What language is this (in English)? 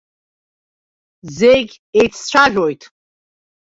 Abkhazian